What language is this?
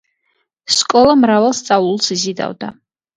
Georgian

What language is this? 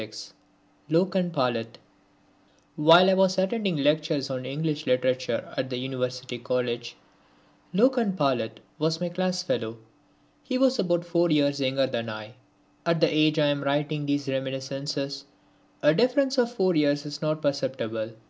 English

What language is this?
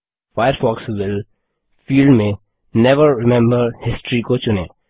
Hindi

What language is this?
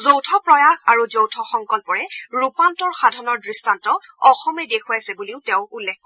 Assamese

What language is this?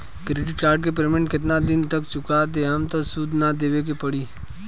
Bhojpuri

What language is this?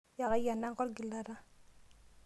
Masai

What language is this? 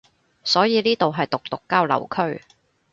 Cantonese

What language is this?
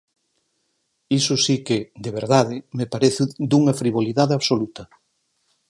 Galician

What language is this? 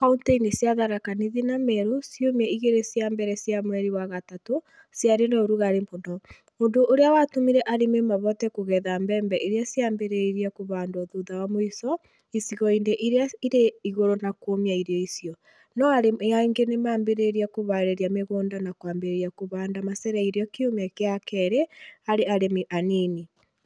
Kikuyu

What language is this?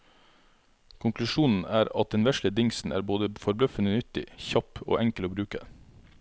Norwegian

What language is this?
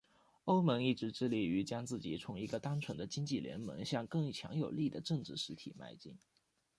Chinese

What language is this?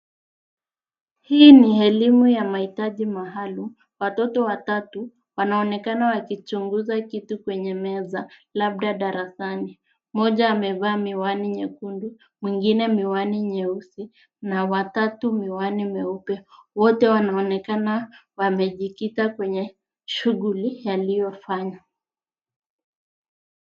Swahili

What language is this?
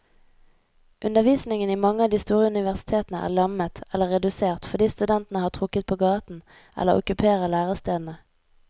Norwegian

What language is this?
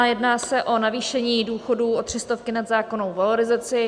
Czech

